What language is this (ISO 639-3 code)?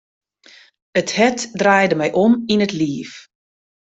fry